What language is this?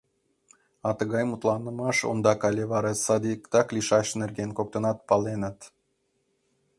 Mari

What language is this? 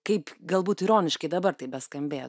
Lithuanian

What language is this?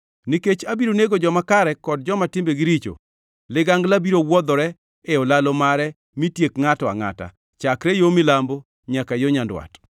Luo (Kenya and Tanzania)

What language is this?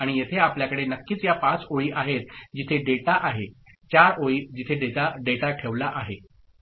Marathi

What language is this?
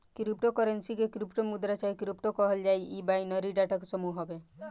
Bhojpuri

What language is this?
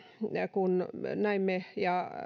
Finnish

